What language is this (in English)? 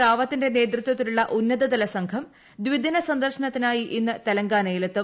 Malayalam